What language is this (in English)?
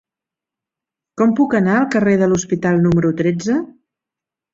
Catalan